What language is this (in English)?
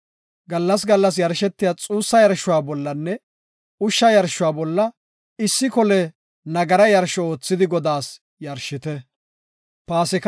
Gofa